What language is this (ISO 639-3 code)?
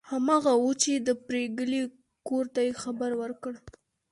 pus